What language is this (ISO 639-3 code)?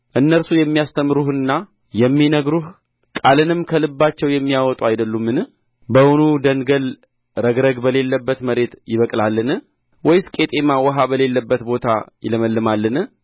amh